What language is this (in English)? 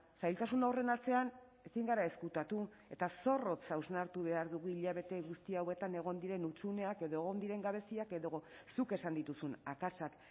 Basque